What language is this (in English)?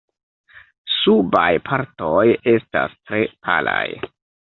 Esperanto